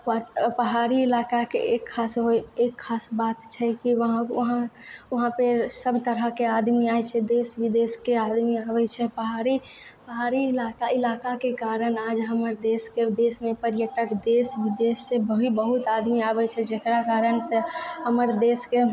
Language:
Maithili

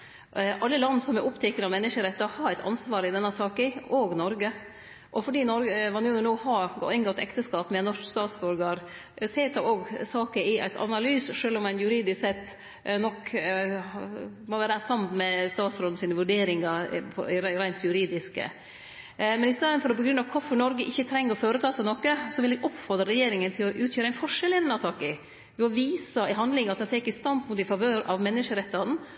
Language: Norwegian Nynorsk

